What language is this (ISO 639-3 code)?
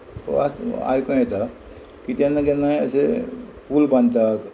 kok